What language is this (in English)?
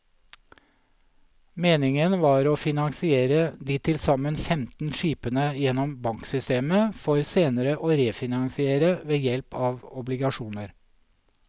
Norwegian